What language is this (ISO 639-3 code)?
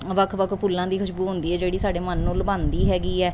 pan